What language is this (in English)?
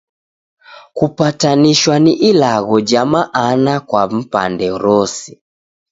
Taita